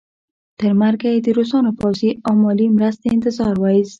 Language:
Pashto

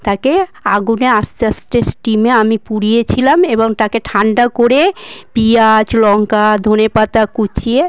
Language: Bangla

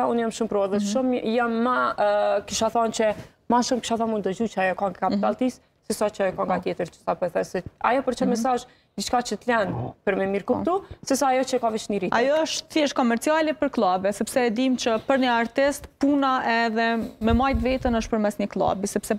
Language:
Romanian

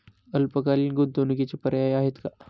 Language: Marathi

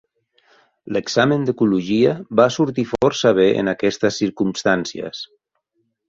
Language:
Catalan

